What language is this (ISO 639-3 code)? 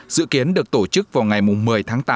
vie